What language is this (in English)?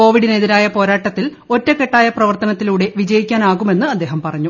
Malayalam